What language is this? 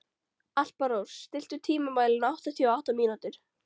Icelandic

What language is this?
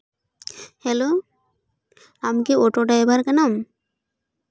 Santali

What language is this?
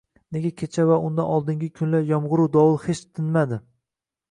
Uzbek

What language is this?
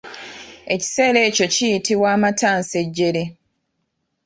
Ganda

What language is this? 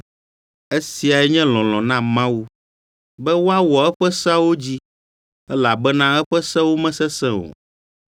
Ewe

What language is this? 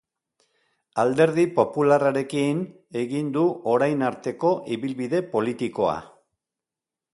Basque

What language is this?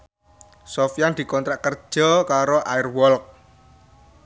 Javanese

